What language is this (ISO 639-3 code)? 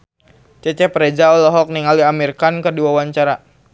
sun